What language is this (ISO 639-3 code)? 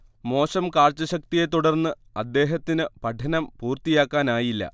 mal